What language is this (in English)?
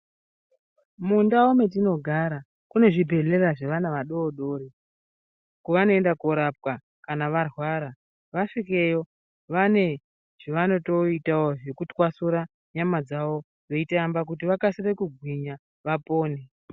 Ndau